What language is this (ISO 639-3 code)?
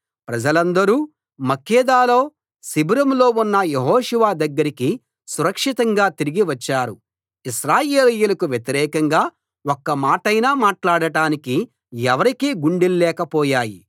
tel